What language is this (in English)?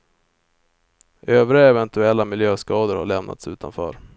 Swedish